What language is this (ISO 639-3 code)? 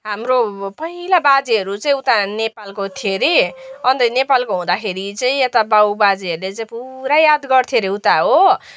nep